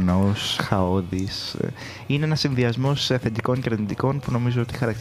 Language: Greek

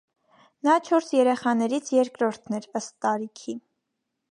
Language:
Armenian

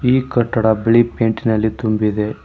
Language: Kannada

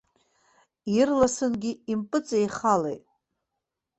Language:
Abkhazian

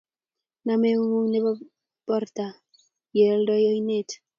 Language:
Kalenjin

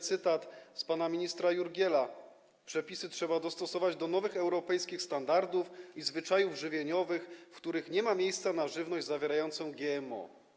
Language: Polish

